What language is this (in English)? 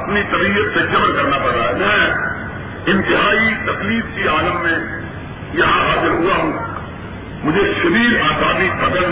Urdu